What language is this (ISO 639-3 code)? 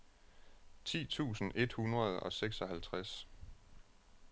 dan